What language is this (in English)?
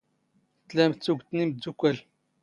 Standard Moroccan Tamazight